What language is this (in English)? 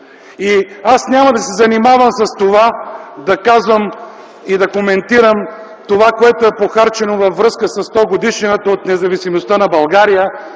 Bulgarian